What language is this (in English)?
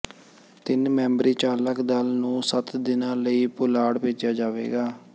Punjabi